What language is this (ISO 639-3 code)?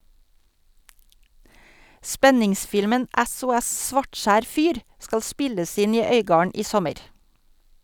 nor